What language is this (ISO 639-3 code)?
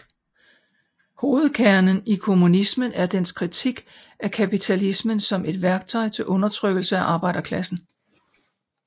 dan